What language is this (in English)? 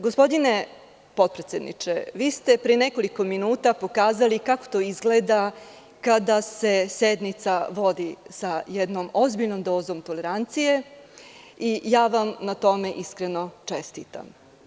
Serbian